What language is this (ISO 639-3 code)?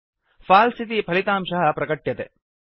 san